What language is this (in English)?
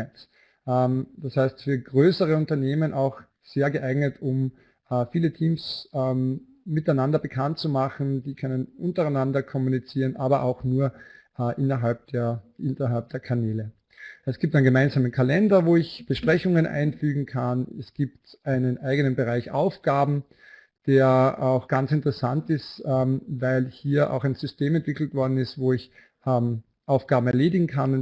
German